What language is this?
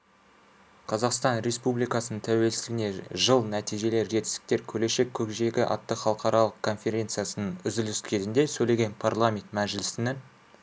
Kazakh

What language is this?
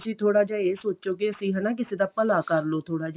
Punjabi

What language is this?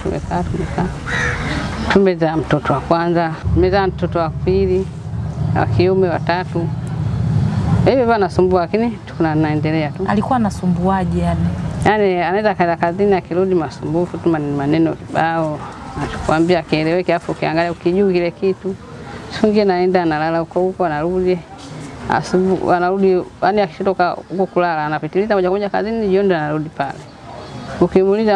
Indonesian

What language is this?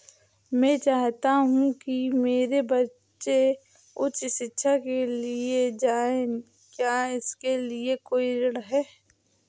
Hindi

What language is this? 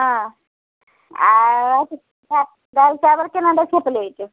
Maithili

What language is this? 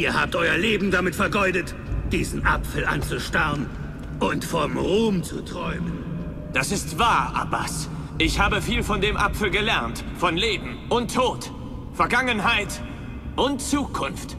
German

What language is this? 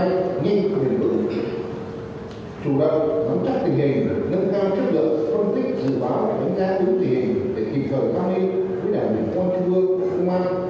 Vietnamese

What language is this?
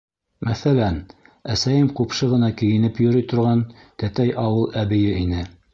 Bashkir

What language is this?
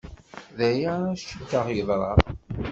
Kabyle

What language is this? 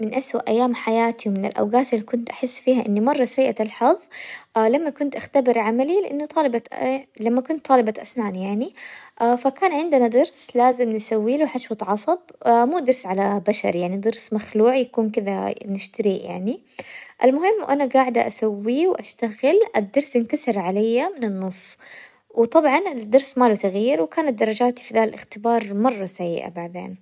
Hijazi Arabic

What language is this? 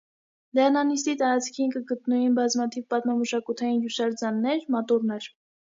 Armenian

